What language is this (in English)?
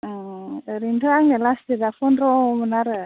Bodo